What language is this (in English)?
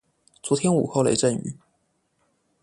Chinese